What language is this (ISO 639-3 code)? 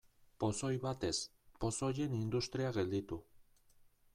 eus